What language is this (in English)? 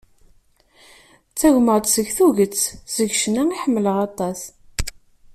Kabyle